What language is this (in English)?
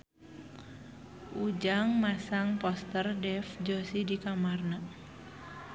Sundanese